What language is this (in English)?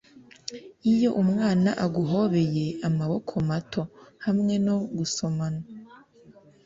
Kinyarwanda